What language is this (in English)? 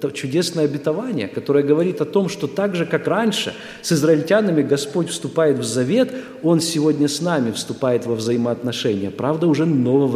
Russian